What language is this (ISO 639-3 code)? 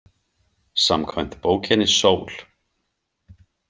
isl